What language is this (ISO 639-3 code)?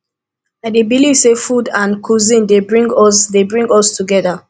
pcm